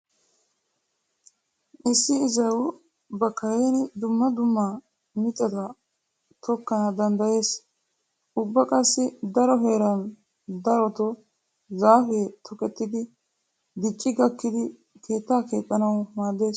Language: Wolaytta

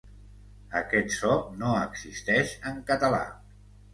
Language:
Catalan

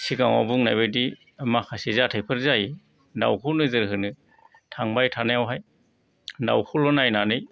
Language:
Bodo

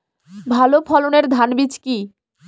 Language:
Bangla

